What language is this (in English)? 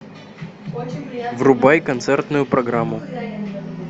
Russian